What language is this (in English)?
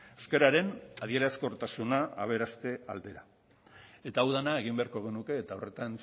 Basque